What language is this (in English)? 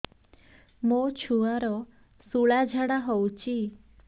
Odia